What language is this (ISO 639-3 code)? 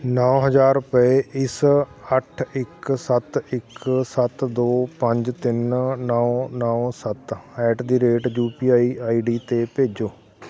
pan